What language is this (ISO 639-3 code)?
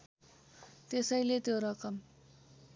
nep